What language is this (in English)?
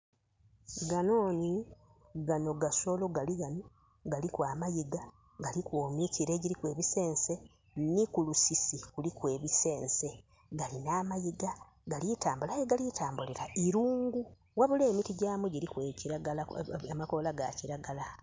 Soga